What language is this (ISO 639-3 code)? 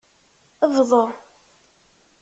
kab